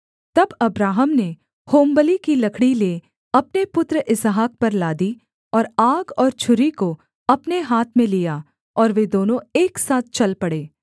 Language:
Hindi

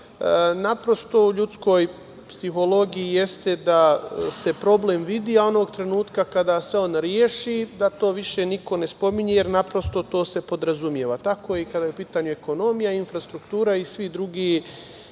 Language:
Serbian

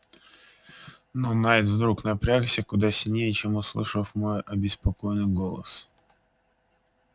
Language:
Russian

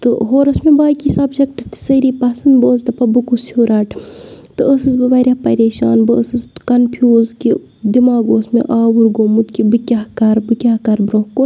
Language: Kashmiri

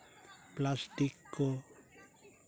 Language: Santali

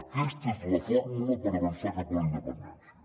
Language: Catalan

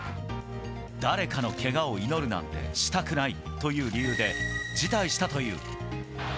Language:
Japanese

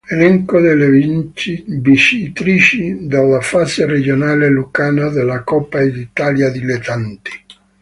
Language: Italian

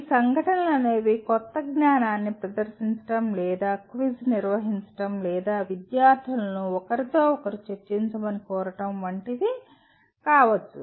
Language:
Telugu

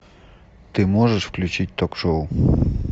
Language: Russian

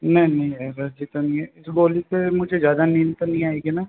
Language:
Hindi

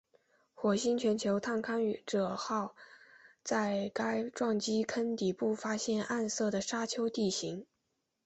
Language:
Chinese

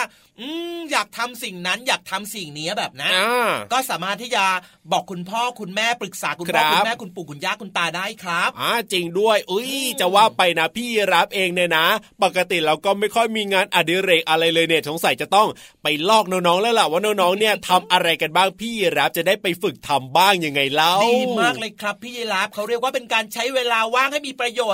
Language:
Thai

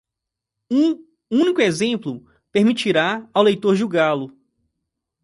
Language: Portuguese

